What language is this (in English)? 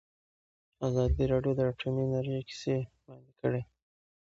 Pashto